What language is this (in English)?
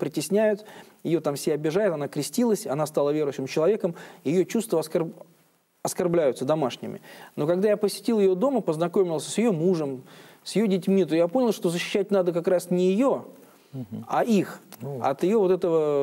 Russian